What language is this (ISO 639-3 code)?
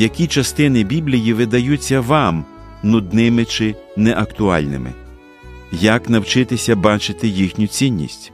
ukr